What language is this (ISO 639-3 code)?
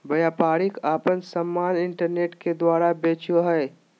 mag